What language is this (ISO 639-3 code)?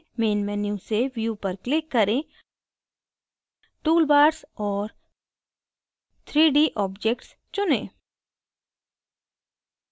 hin